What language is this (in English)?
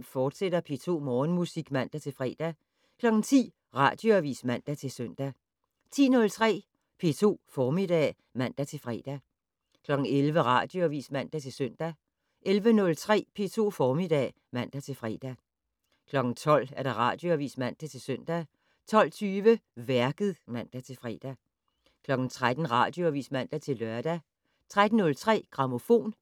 Danish